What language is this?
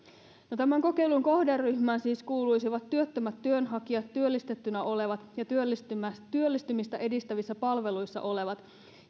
Finnish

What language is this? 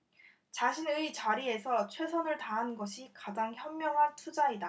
Korean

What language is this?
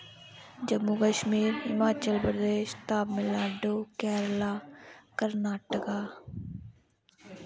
Dogri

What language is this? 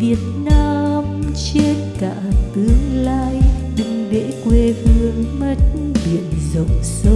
Vietnamese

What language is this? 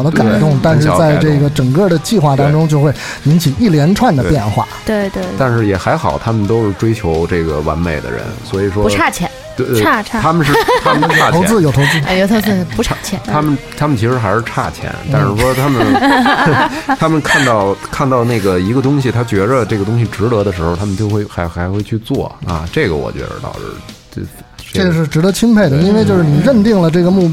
Chinese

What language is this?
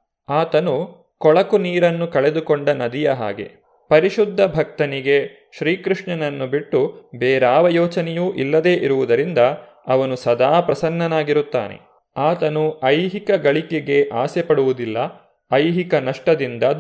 Kannada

